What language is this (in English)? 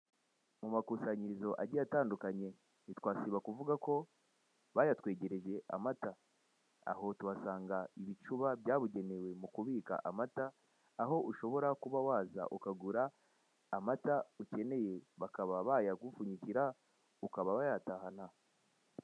Kinyarwanda